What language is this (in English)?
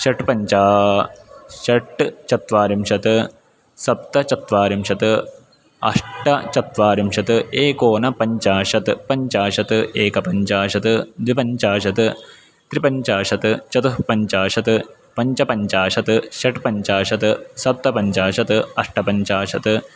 Sanskrit